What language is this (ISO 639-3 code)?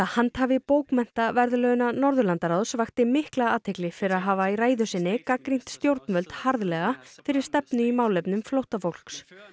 isl